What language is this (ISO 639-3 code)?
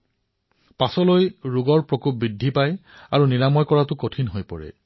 asm